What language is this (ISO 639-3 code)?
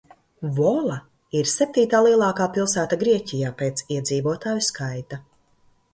lav